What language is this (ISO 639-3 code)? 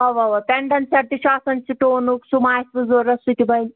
kas